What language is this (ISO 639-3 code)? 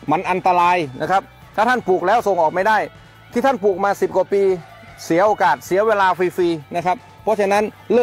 tha